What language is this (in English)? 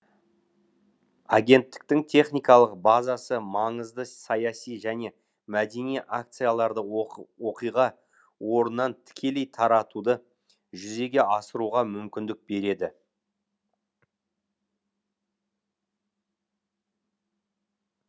Kazakh